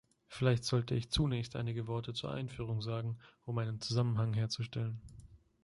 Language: German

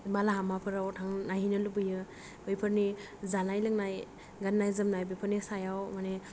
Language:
Bodo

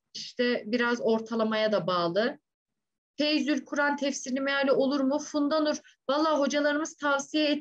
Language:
Turkish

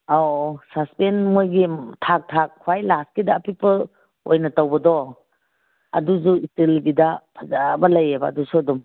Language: Manipuri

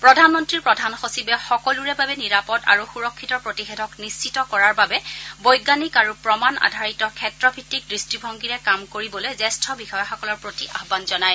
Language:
Assamese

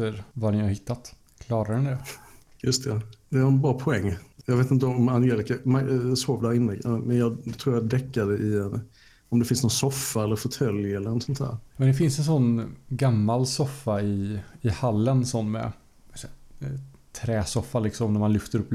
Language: Swedish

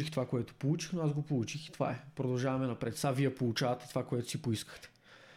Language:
Bulgarian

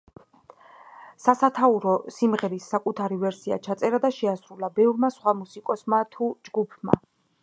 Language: Georgian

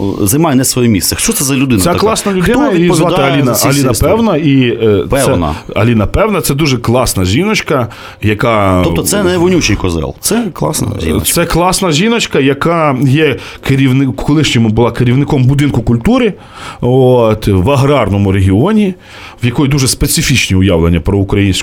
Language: Ukrainian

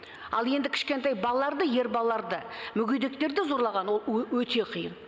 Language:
Kazakh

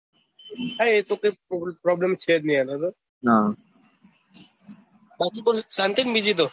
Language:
Gujarati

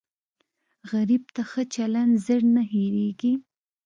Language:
Pashto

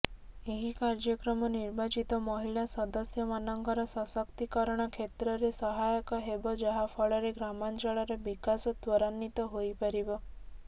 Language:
Odia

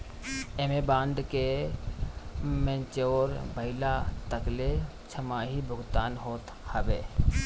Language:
Bhojpuri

